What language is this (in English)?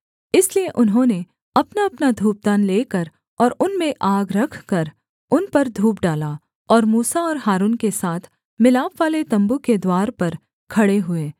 Hindi